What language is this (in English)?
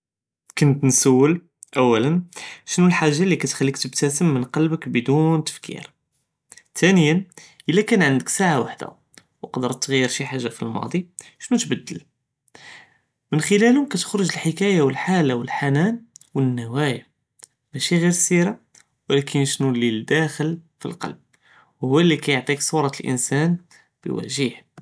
Judeo-Arabic